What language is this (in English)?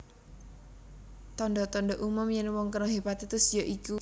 Javanese